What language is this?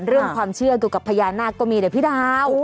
Thai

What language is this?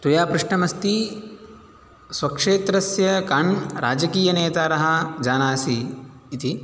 Sanskrit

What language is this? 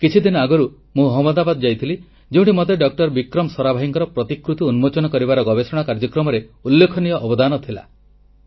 Odia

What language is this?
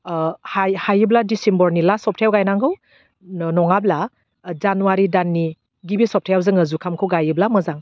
Bodo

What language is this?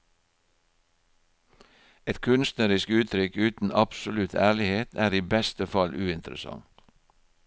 Norwegian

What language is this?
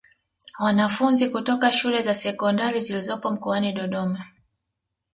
Swahili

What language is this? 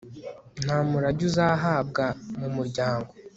Kinyarwanda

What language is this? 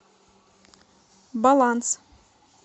Russian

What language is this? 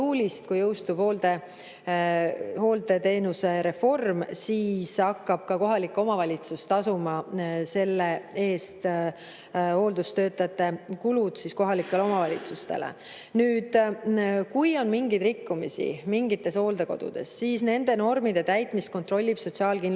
Estonian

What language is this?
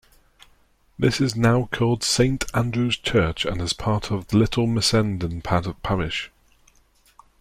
English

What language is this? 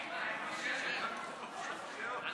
Hebrew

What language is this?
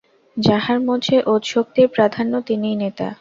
Bangla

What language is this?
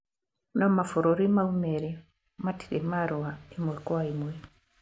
Kikuyu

